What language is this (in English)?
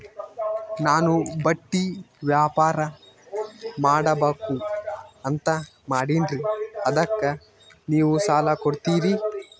Kannada